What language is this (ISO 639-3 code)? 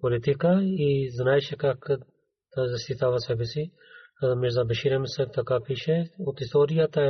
bul